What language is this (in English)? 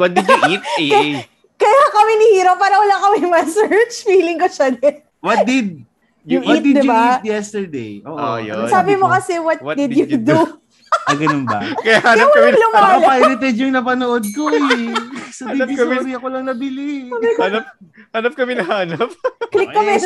Filipino